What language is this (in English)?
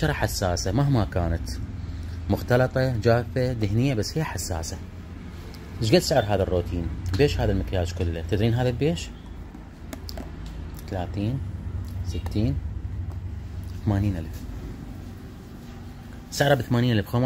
Arabic